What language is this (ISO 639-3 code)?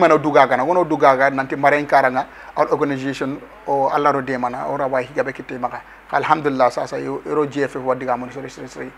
ara